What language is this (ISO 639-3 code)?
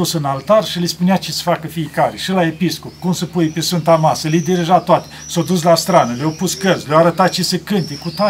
ron